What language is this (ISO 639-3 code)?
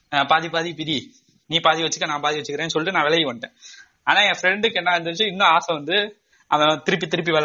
tam